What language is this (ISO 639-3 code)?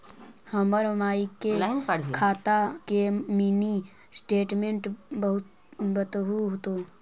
mag